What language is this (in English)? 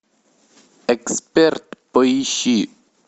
Russian